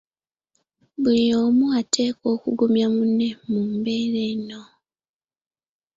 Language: Ganda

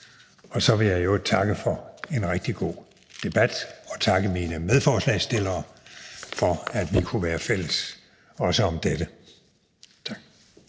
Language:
Danish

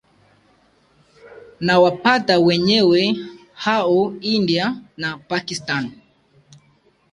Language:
Swahili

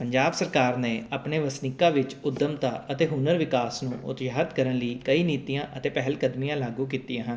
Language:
Punjabi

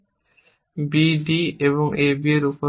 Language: Bangla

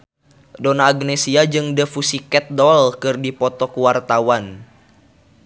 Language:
Sundanese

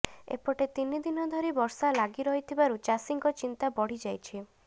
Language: Odia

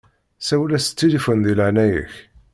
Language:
Kabyle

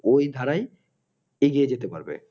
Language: Bangla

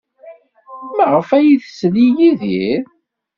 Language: Kabyle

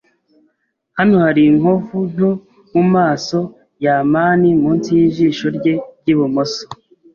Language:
Kinyarwanda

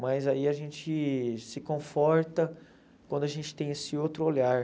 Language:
Portuguese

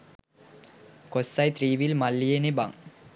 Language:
Sinhala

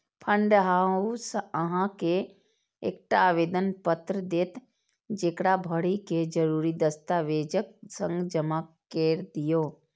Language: Maithili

